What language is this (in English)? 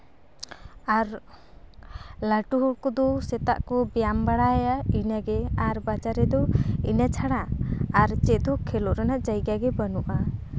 Santali